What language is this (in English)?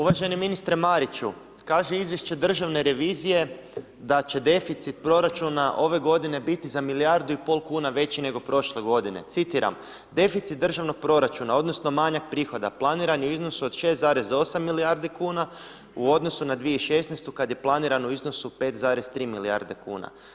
Croatian